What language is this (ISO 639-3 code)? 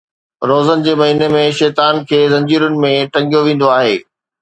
snd